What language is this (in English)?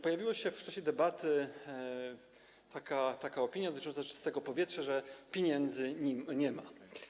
Polish